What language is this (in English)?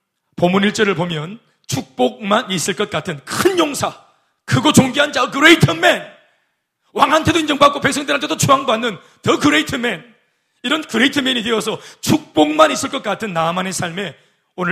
Korean